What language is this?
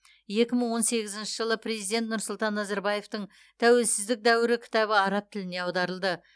Kazakh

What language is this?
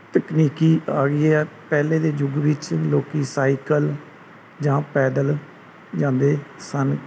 Punjabi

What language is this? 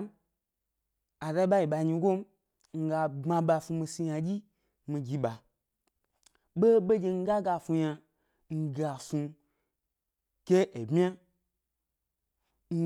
Gbari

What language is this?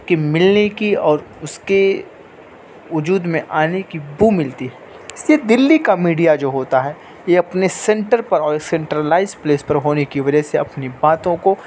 Urdu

